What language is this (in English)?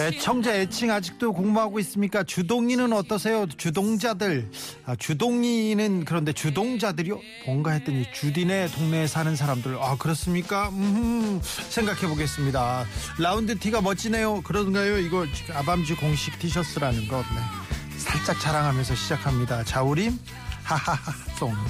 Korean